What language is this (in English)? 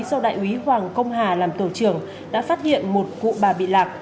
Vietnamese